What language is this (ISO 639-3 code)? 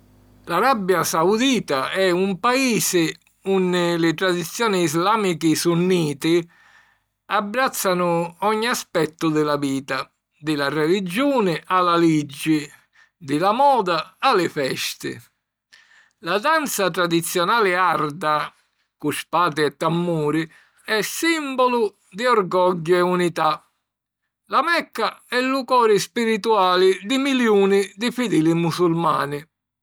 scn